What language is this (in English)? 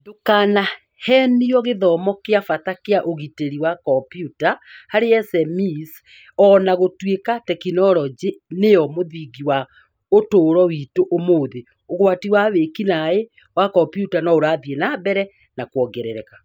Kikuyu